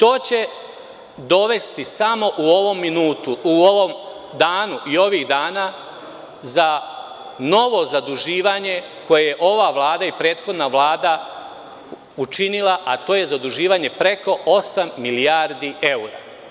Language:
Serbian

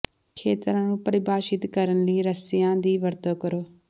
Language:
Punjabi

